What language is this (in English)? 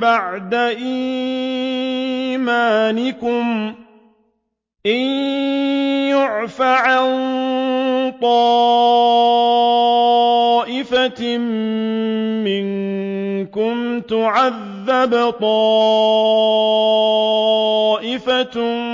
Arabic